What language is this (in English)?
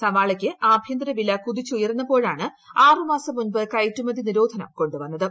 Malayalam